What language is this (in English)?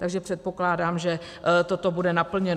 Czech